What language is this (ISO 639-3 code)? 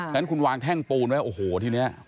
tha